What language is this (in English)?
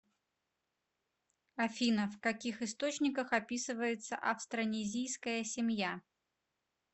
Russian